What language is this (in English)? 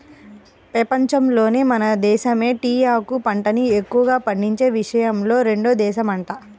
Telugu